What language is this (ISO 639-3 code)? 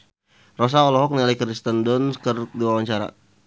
sun